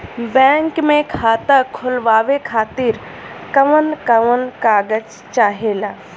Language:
Bhojpuri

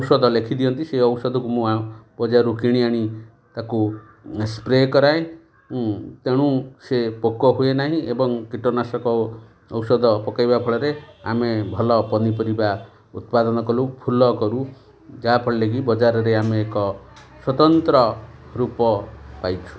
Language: Odia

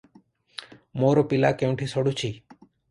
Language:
Odia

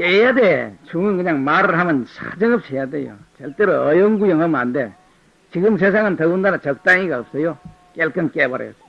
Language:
Korean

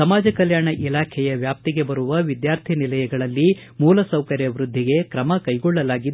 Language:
Kannada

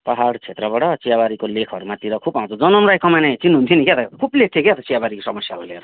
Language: Nepali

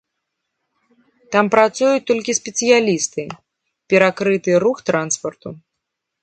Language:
Belarusian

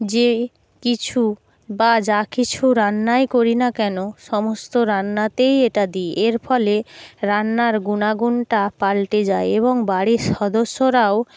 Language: Bangla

